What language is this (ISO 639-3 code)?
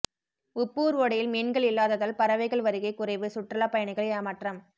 tam